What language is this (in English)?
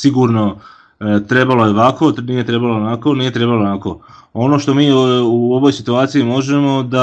Croatian